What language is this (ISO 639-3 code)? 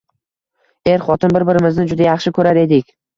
uzb